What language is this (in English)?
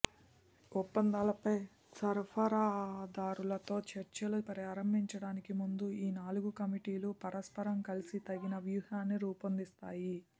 Telugu